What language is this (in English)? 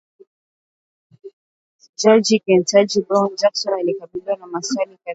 Swahili